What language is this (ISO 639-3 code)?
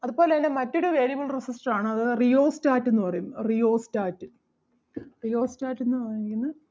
mal